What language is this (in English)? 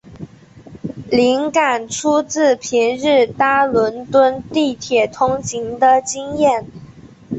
Chinese